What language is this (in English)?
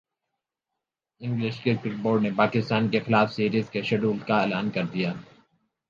Urdu